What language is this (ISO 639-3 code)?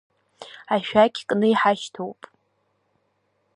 abk